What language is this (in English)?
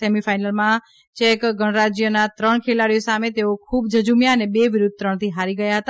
Gujarati